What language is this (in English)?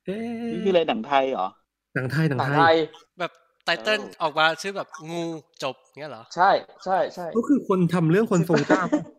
Thai